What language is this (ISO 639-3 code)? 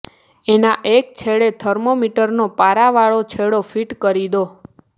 guj